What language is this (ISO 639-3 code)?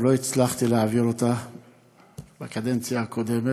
heb